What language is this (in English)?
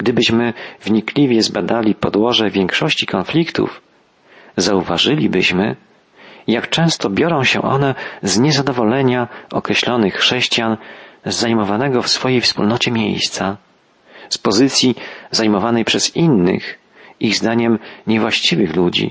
Polish